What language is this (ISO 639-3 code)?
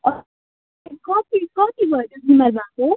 nep